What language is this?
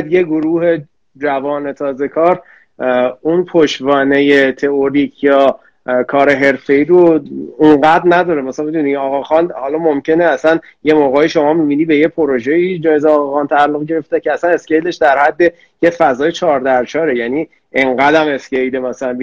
Persian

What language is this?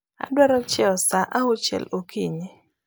Luo (Kenya and Tanzania)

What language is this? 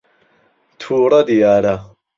Central Kurdish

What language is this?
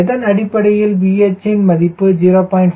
Tamil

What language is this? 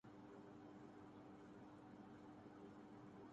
Urdu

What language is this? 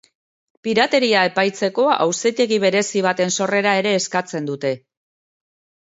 Basque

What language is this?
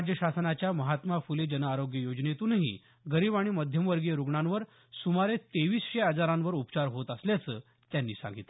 Marathi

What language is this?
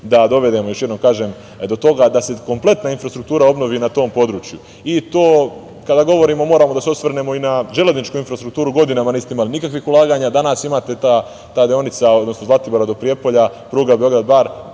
Serbian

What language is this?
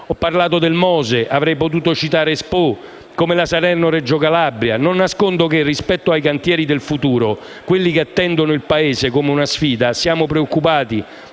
Italian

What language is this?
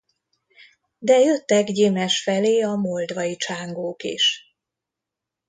Hungarian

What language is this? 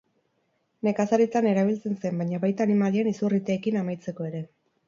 Basque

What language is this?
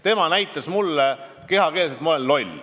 Estonian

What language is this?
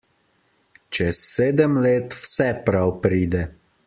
Slovenian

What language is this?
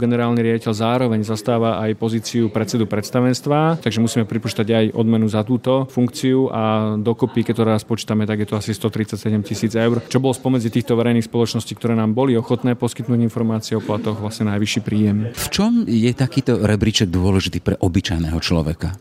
Slovak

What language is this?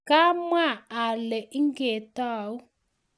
Kalenjin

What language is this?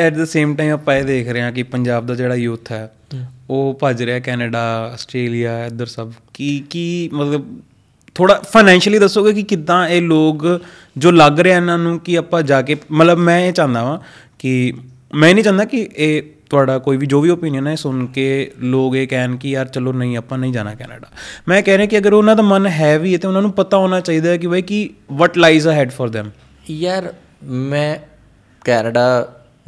Punjabi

